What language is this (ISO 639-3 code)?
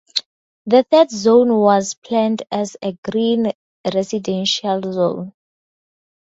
eng